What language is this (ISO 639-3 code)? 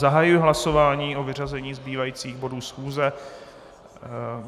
ces